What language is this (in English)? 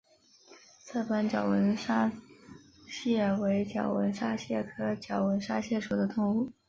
Chinese